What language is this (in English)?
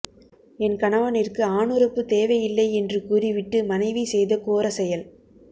Tamil